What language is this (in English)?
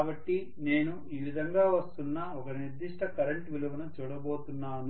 Telugu